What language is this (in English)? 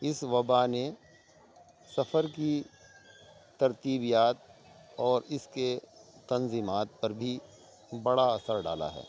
Urdu